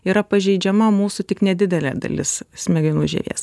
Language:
Lithuanian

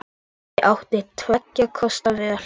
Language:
Icelandic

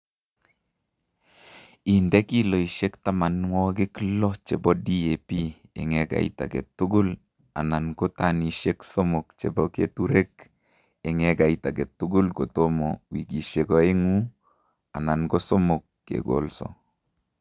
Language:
Kalenjin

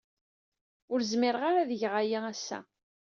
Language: Kabyle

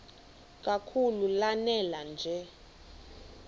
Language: Xhosa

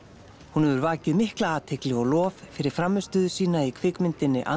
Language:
Icelandic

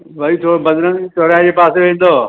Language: Sindhi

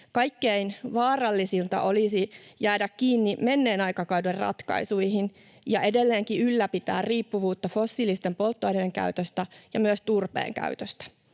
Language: Finnish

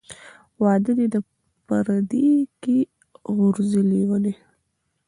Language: Pashto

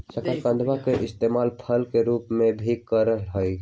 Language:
Magahi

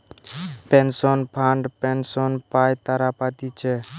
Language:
Bangla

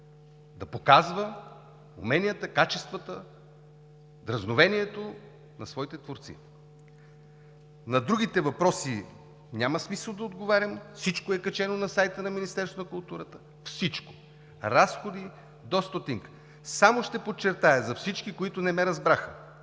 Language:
Bulgarian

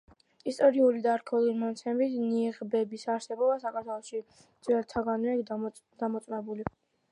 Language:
Georgian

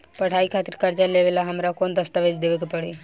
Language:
Bhojpuri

